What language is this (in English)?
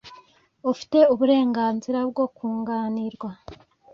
Kinyarwanda